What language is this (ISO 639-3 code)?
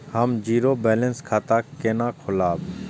mai